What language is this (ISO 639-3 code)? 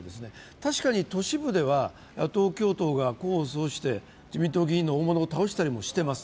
jpn